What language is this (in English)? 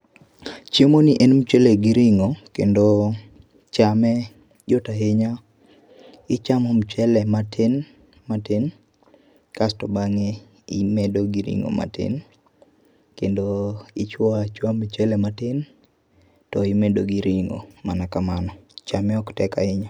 Luo (Kenya and Tanzania)